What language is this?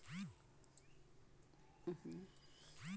Bhojpuri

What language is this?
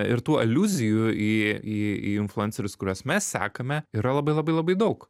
Lithuanian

